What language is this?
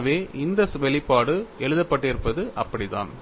Tamil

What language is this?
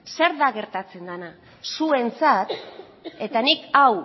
Basque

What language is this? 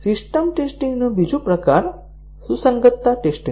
Gujarati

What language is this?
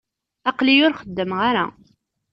Kabyle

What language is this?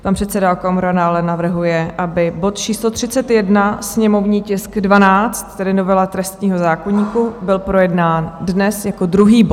Czech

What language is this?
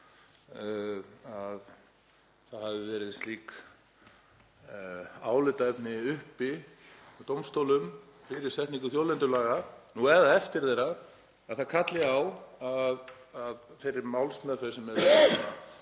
Icelandic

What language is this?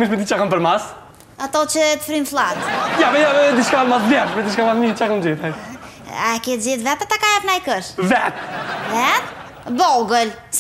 Romanian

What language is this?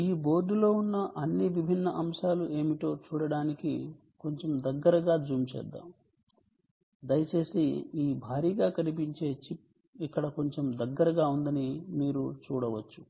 Telugu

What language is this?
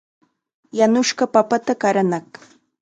Chiquián Ancash Quechua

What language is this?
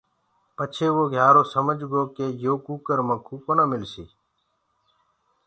Gurgula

